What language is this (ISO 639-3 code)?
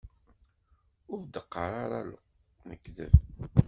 kab